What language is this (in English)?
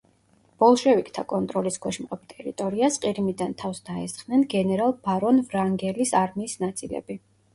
Georgian